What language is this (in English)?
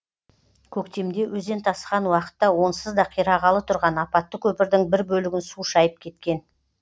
Kazakh